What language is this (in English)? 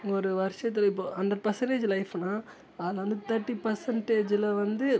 Tamil